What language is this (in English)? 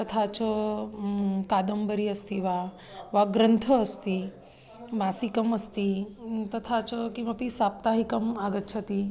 Sanskrit